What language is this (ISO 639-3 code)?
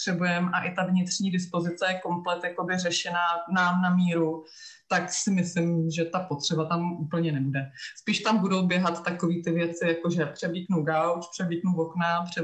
ces